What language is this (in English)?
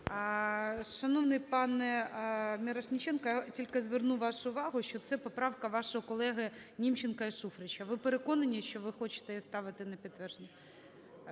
Ukrainian